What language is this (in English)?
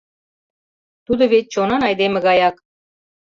Mari